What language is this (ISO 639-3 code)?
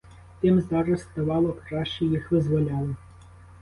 ukr